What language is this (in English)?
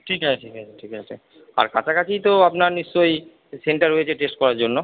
Bangla